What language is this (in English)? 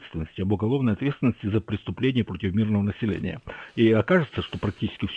Russian